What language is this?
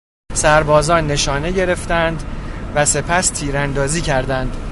Persian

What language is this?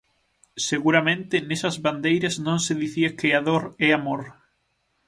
Galician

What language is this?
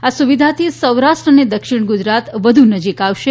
Gujarati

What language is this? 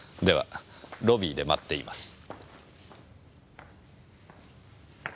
Japanese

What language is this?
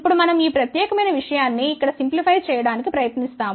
Telugu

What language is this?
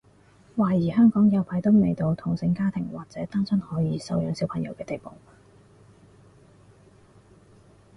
Cantonese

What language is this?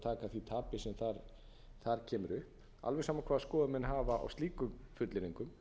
Icelandic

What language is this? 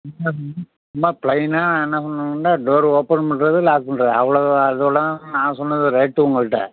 Tamil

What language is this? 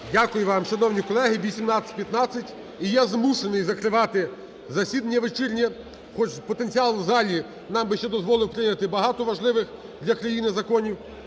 Ukrainian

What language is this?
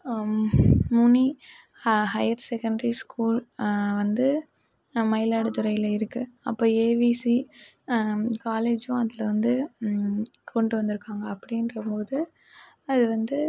Tamil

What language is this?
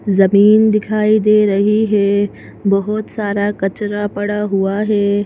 Hindi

